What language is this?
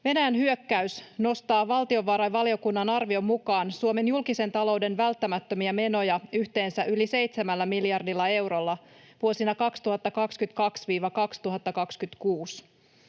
Finnish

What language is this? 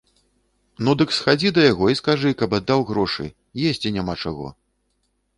Belarusian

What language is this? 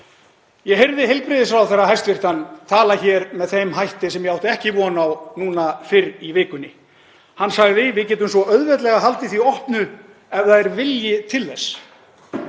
Icelandic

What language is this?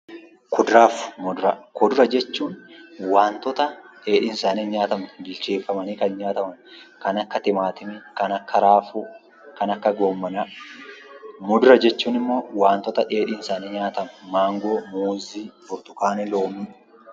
Oromo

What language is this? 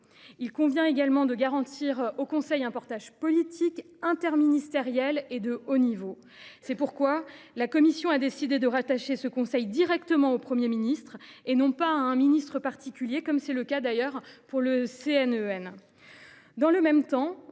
French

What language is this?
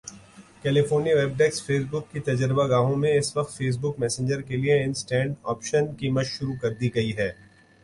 Urdu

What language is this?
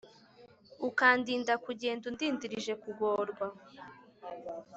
Kinyarwanda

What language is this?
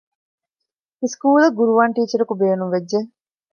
Divehi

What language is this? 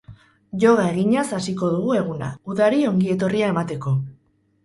Basque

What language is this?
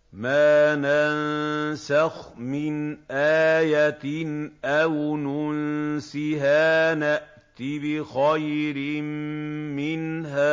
Arabic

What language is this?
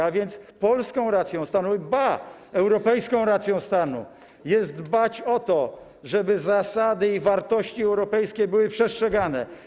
Polish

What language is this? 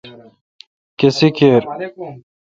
Kalkoti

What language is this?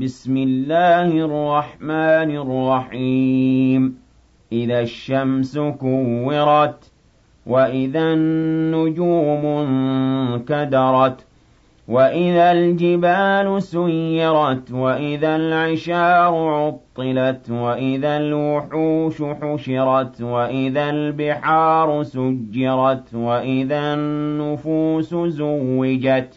Arabic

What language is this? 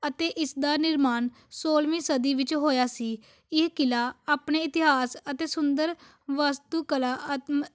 Punjabi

